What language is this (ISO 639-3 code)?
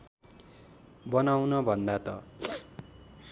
nep